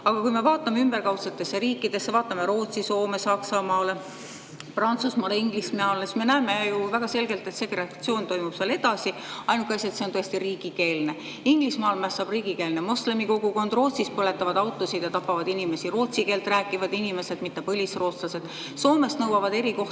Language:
Estonian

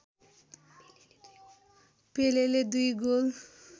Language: Nepali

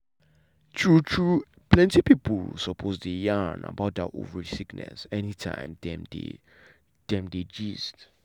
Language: Nigerian Pidgin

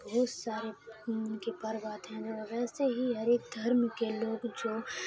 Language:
Urdu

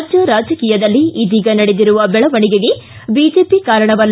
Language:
Kannada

